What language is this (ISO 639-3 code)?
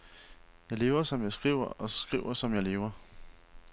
dan